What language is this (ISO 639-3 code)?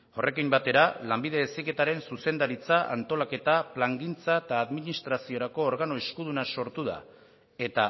eus